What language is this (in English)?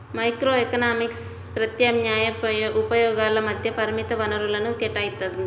Telugu